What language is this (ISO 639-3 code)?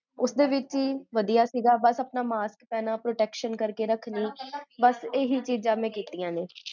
pan